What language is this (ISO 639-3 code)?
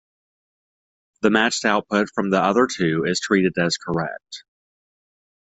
eng